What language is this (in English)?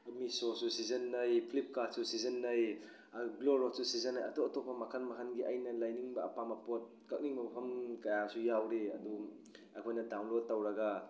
Manipuri